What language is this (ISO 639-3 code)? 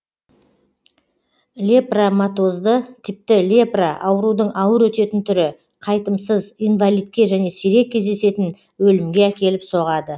kaz